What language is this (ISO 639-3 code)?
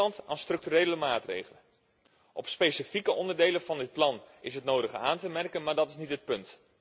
nld